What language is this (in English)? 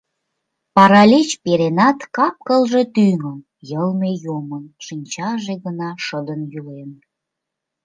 Mari